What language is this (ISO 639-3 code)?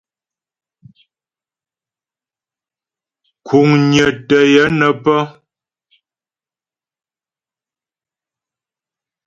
bbj